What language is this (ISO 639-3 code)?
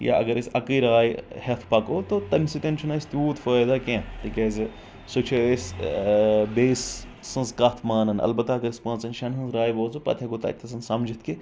kas